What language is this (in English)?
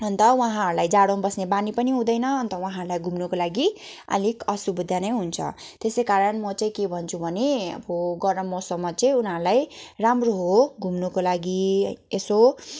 Nepali